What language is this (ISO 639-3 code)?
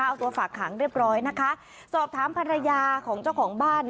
tha